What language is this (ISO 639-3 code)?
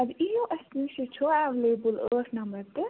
kas